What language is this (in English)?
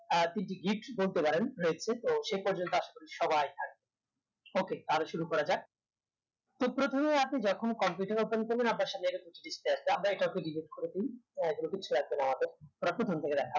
Bangla